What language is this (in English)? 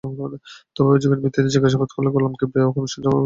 Bangla